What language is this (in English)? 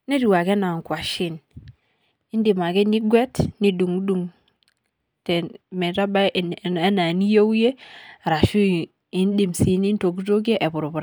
Masai